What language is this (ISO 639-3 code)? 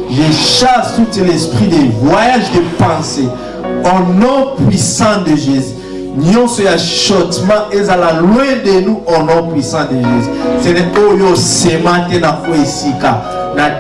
fra